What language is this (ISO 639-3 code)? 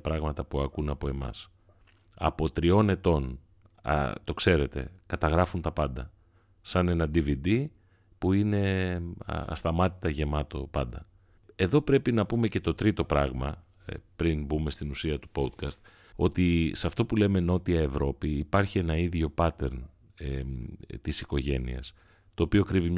ell